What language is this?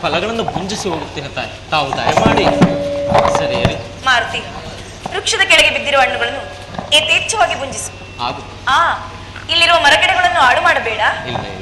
Kannada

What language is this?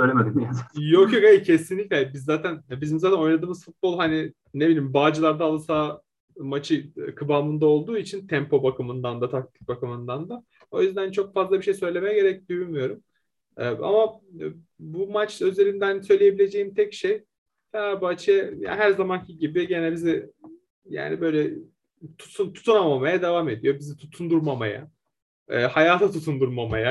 Turkish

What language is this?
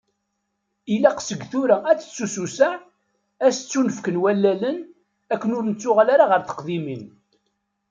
Kabyle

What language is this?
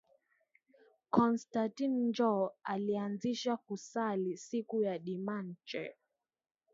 Swahili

